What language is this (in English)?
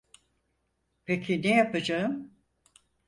Turkish